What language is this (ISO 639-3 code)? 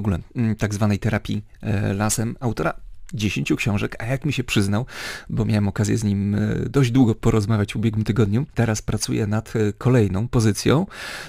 pol